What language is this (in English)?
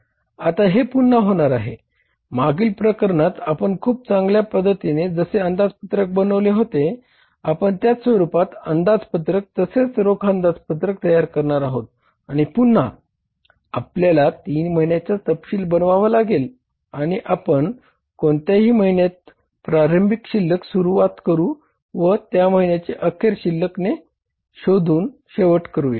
Marathi